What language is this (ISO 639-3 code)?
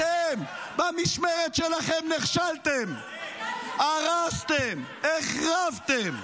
heb